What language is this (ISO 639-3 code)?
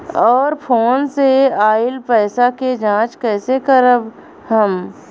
bho